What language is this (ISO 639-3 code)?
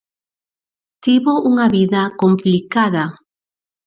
glg